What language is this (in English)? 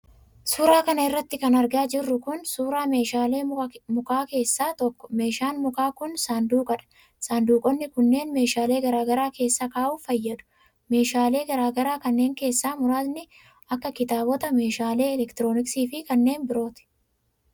Oromo